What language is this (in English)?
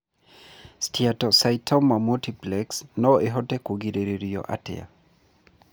Kikuyu